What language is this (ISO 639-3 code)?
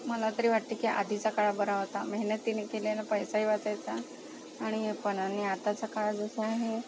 mar